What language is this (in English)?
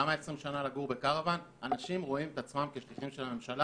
Hebrew